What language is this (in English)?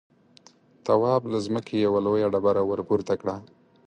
Pashto